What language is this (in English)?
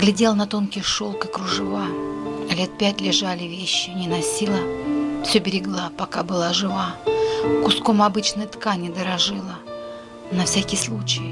Russian